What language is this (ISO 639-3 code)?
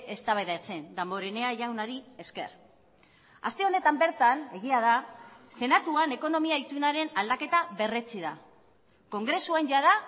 eus